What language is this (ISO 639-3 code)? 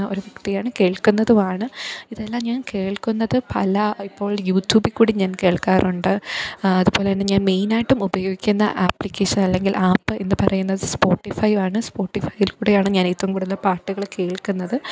mal